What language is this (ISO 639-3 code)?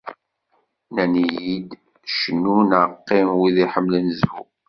kab